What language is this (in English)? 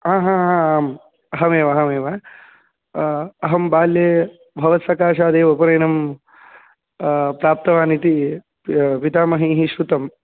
Sanskrit